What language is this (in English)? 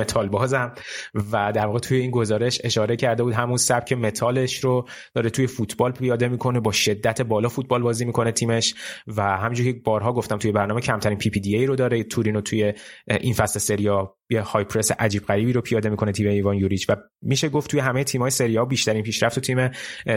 Persian